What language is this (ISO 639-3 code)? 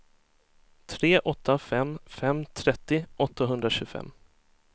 swe